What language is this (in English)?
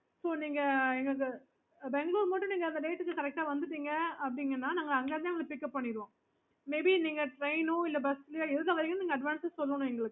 Tamil